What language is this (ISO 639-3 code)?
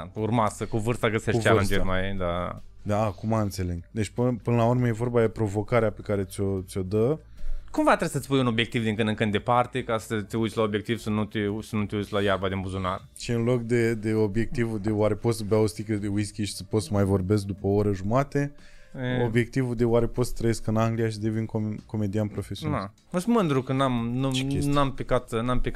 ron